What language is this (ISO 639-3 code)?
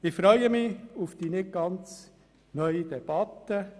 gsw